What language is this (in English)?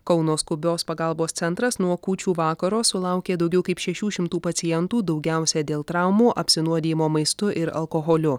Lithuanian